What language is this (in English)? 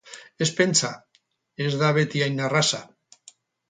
Basque